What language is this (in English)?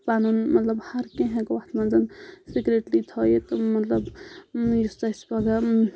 Kashmiri